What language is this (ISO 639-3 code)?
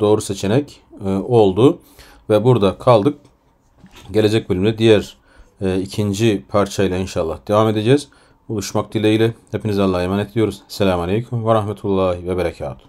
tur